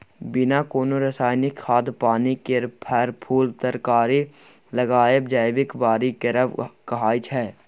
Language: Maithili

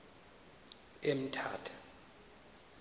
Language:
Xhosa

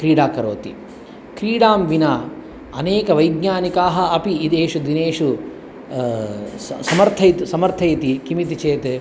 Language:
Sanskrit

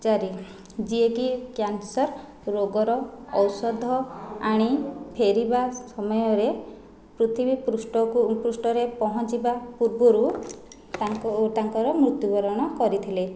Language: Odia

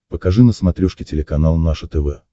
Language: Russian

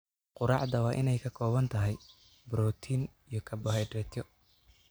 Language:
Somali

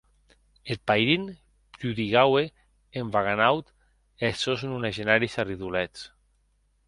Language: Occitan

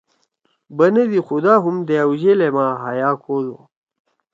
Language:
Torwali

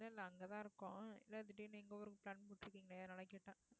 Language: Tamil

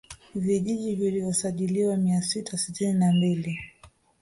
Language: Swahili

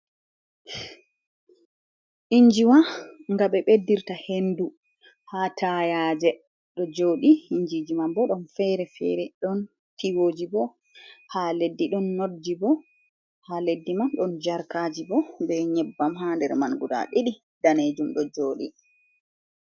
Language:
Fula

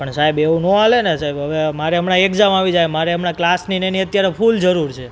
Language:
Gujarati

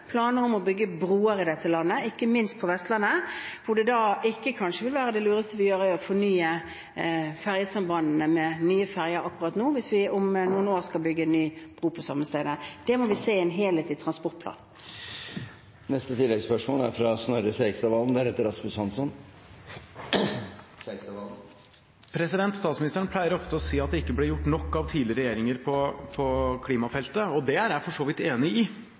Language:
Norwegian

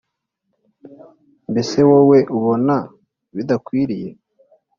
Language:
Kinyarwanda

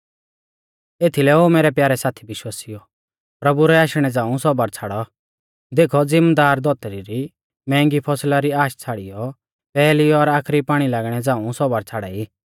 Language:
Mahasu Pahari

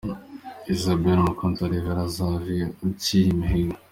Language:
Kinyarwanda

